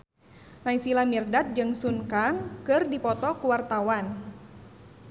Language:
Sundanese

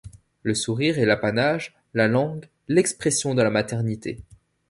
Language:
French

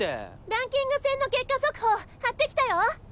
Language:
Japanese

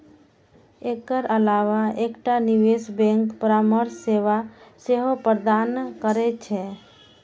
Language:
Maithili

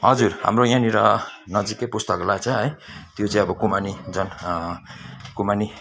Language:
Nepali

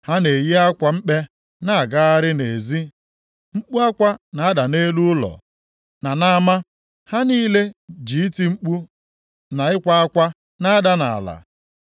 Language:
Igbo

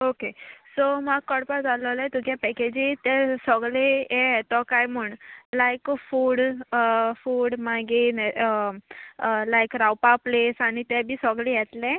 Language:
Konkani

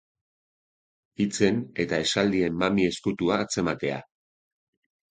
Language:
Basque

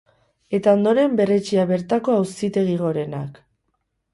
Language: Basque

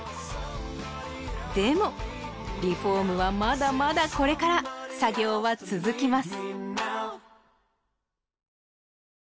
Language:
Japanese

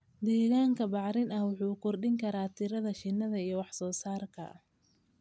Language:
Somali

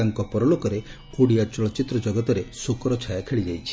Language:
Odia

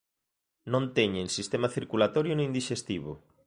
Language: Galician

